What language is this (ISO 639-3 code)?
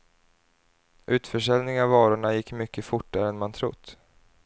swe